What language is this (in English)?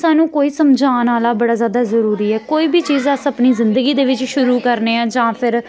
Dogri